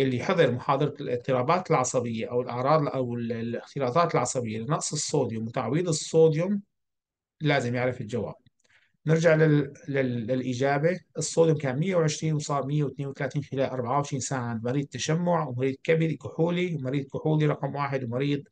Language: Arabic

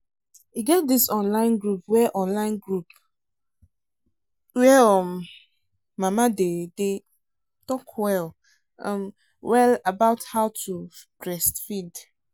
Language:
Nigerian Pidgin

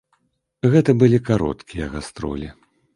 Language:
Belarusian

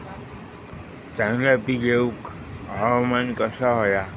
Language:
Marathi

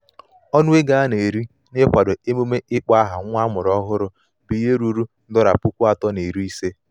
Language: Igbo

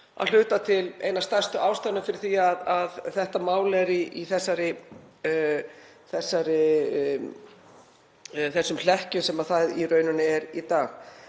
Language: Icelandic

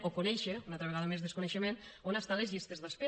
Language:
Catalan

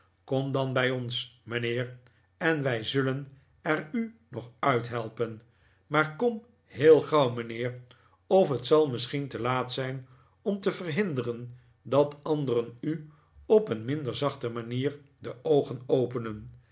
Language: Dutch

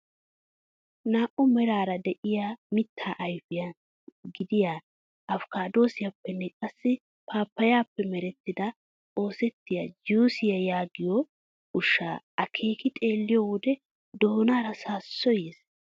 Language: Wolaytta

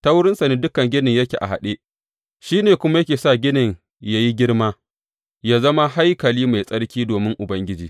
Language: Hausa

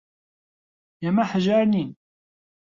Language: Central Kurdish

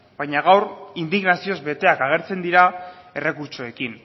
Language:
Basque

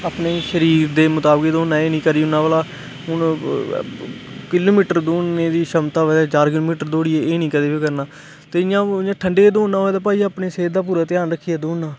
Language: Dogri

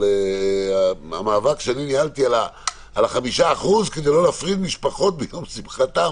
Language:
Hebrew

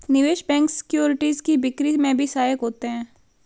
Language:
Hindi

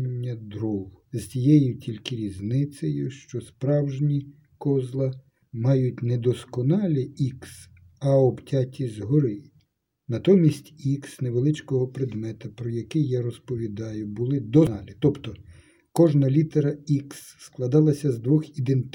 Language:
Ukrainian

